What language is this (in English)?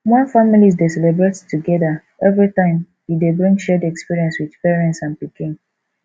Nigerian Pidgin